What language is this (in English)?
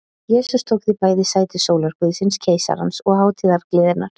Icelandic